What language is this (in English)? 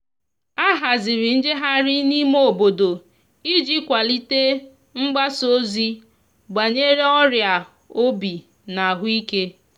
Igbo